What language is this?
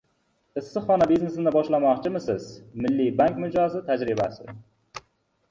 Uzbek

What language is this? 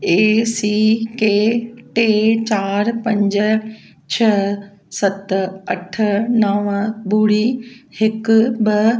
Sindhi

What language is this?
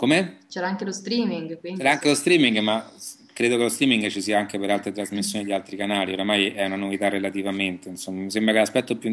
Italian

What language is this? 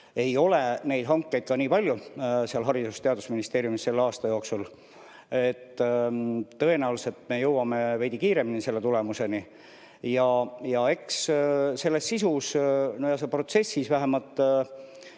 Estonian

